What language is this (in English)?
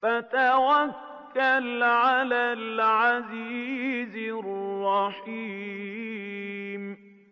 Arabic